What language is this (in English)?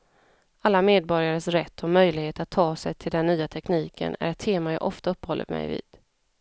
Swedish